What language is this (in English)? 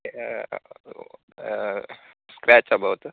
Sanskrit